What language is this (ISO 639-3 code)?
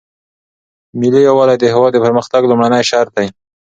pus